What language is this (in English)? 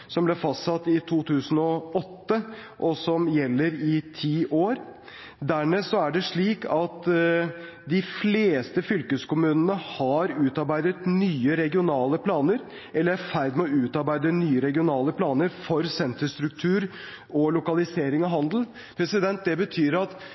Norwegian Bokmål